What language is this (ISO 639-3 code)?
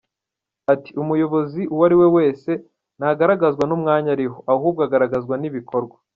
kin